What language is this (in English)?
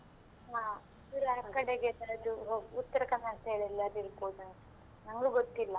Kannada